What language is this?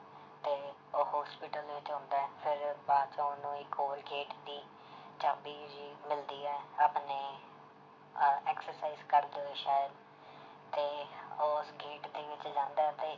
Punjabi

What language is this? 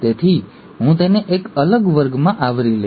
Gujarati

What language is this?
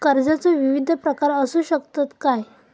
Marathi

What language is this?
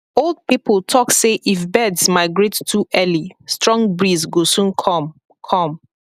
Nigerian Pidgin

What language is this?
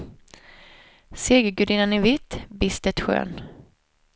Swedish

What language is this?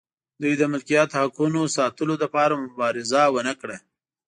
Pashto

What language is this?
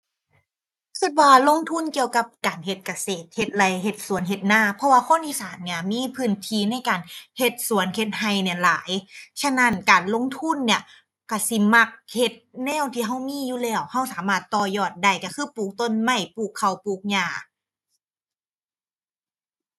Thai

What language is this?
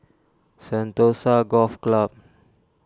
English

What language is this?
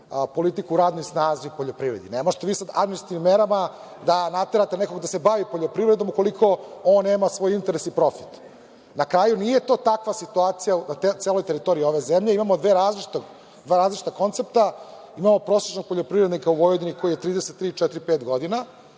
Serbian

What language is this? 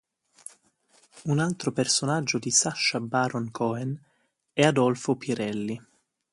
Italian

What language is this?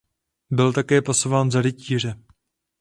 Czech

